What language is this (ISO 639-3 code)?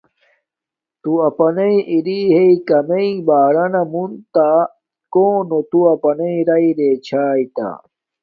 dmk